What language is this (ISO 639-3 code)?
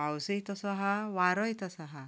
kok